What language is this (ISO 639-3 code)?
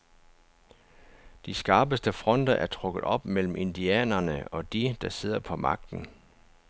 dan